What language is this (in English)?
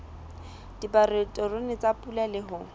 Southern Sotho